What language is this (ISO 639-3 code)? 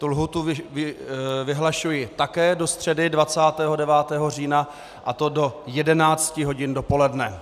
ces